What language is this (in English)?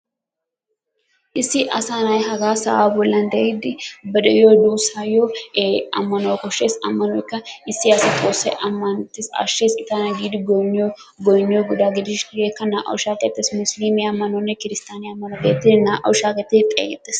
Wolaytta